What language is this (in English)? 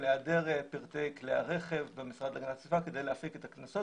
Hebrew